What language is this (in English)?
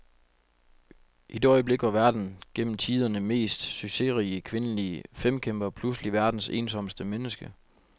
Danish